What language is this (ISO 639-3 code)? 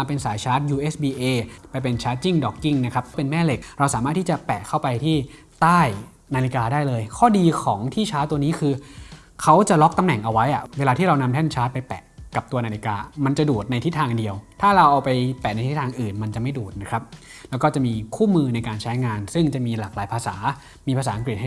tha